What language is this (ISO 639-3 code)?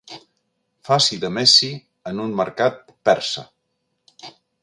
cat